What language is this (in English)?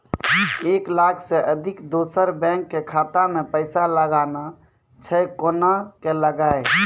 Maithili